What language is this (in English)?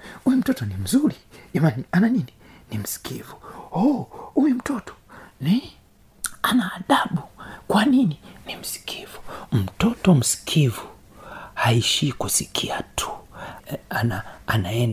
Swahili